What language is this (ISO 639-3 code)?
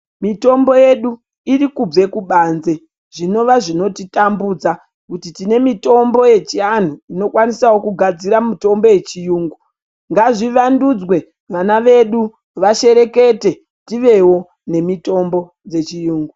ndc